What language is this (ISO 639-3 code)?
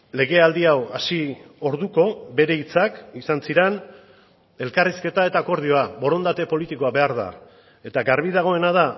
eus